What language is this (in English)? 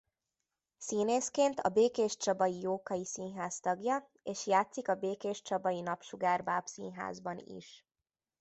Hungarian